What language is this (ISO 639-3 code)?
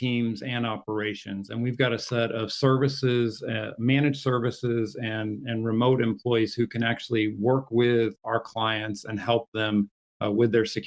eng